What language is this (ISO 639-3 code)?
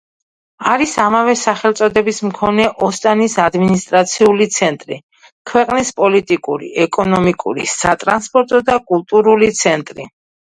kat